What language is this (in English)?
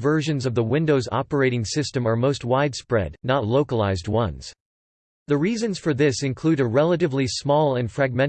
English